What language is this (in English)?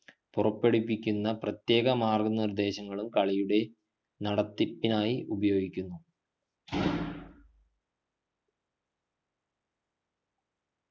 Malayalam